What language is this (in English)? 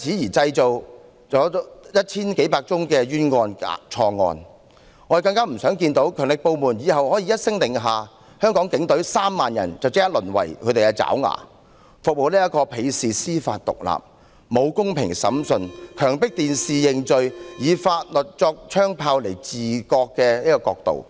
Cantonese